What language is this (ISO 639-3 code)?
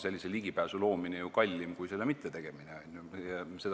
est